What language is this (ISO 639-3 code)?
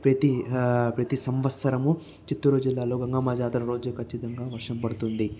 tel